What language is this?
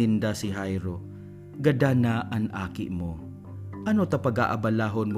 Filipino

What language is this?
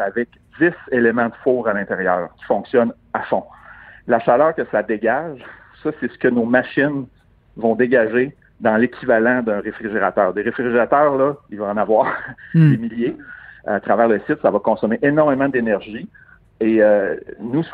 French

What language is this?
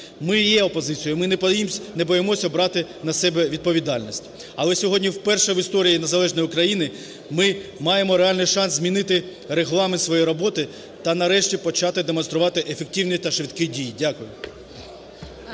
Ukrainian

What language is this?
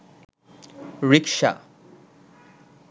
Bangla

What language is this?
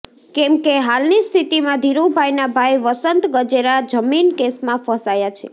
Gujarati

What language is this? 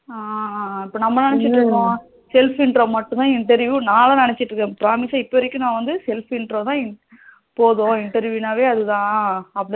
Tamil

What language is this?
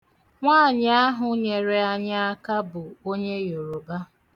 Igbo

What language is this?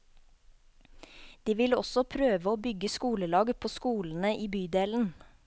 Norwegian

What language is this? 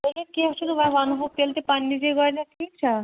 Kashmiri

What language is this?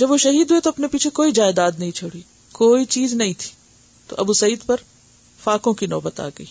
Urdu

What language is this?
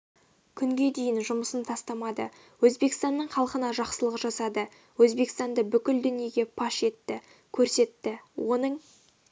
Kazakh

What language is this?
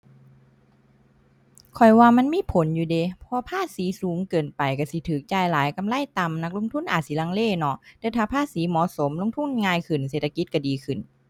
Thai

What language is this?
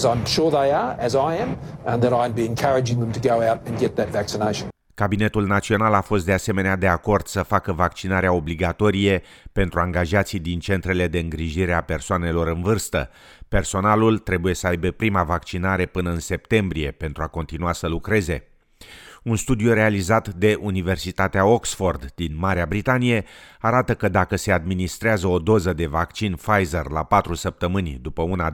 Romanian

